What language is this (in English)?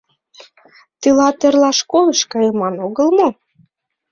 Mari